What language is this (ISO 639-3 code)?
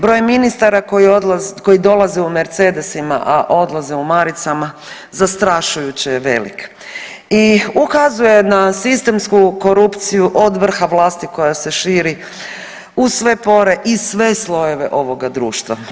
hrv